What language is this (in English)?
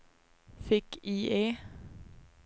Swedish